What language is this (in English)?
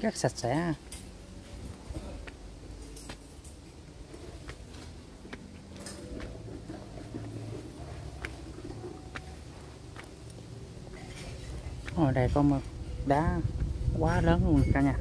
Vietnamese